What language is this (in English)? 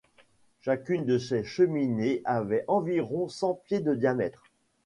French